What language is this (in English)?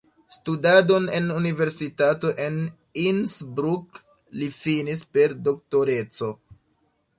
Esperanto